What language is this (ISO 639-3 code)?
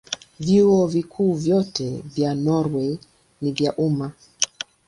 swa